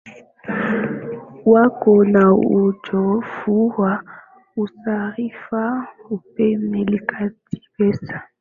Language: Swahili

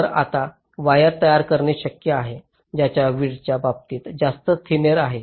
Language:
Marathi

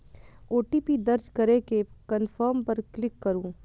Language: Maithili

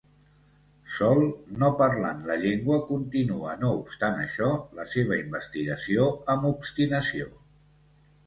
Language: Catalan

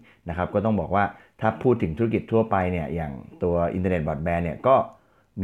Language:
Thai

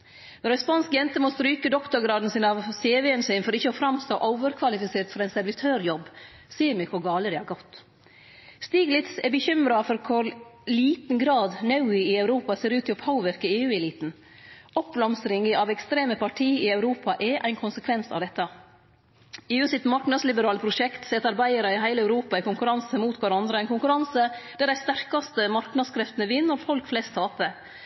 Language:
Norwegian Nynorsk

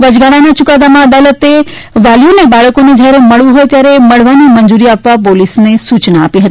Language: Gujarati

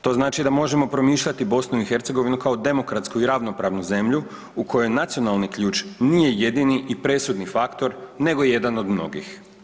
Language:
Croatian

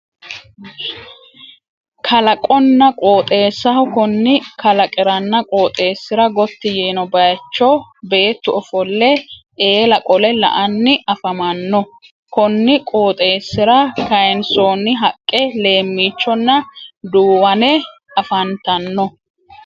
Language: Sidamo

